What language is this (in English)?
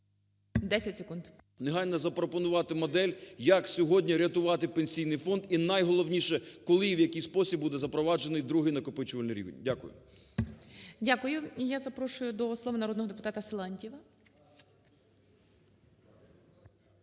Ukrainian